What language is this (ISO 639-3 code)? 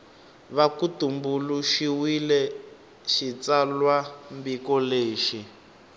tso